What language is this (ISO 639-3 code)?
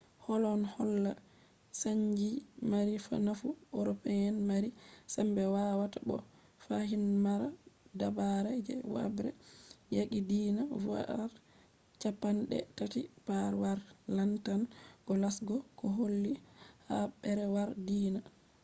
ful